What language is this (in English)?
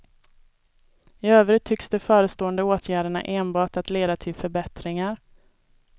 Swedish